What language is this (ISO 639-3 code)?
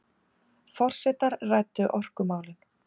isl